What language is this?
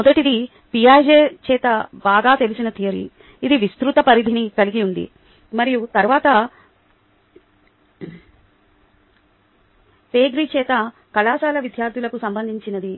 Telugu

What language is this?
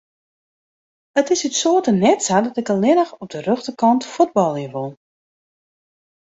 Western Frisian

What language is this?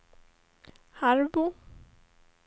Swedish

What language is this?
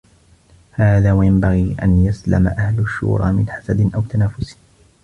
Arabic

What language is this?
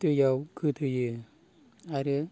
Bodo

